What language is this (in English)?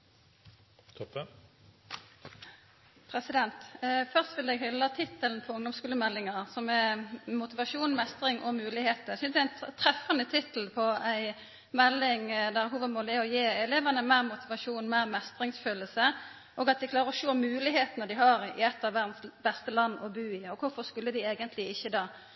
Norwegian Nynorsk